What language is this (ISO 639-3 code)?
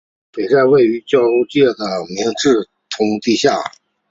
zho